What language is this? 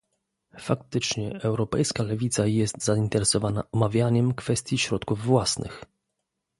Polish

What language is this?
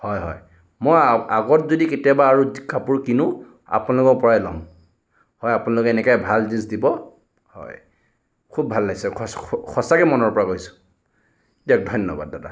Assamese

